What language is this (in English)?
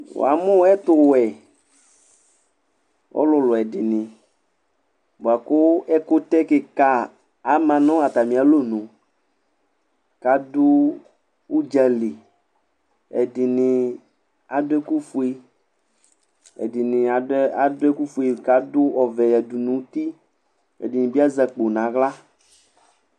Ikposo